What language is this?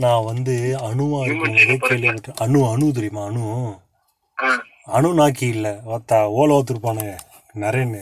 Tamil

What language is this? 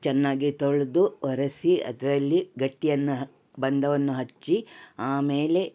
Kannada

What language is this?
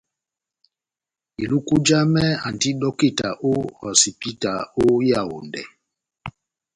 Batanga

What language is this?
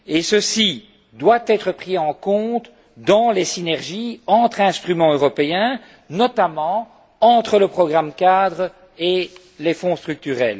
French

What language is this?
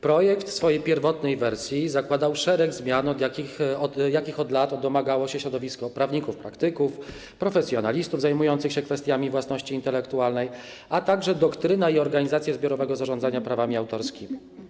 Polish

